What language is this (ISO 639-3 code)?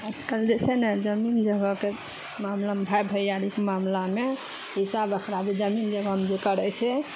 mai